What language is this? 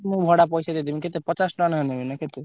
Odia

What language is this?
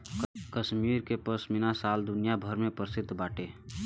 Bhojpuri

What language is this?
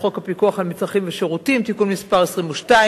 Hebrew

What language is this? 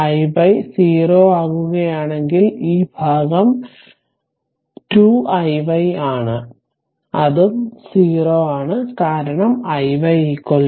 Malayalam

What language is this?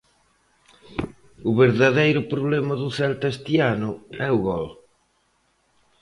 Galician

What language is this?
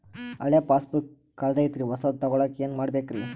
Kannada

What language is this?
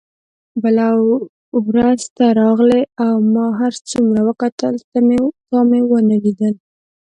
Pashto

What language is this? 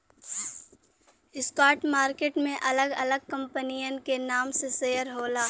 Bhojpuri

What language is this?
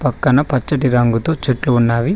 Telugu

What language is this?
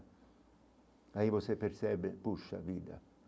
Portuguese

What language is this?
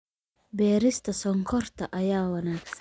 Somali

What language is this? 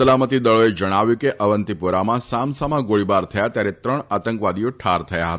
Gujarati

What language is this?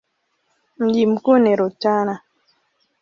Swahili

